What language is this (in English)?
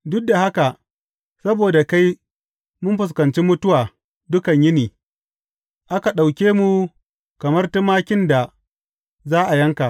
Hausa